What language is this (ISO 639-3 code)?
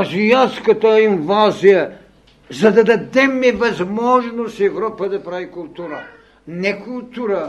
bul